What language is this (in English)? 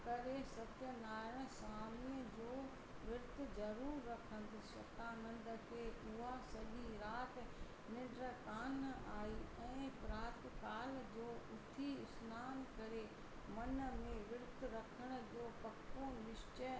Sindhi